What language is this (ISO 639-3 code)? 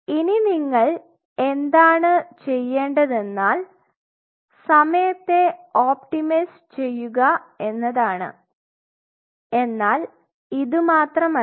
mal